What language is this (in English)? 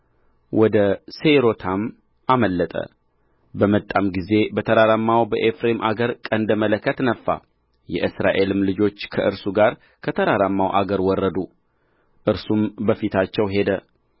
Amharic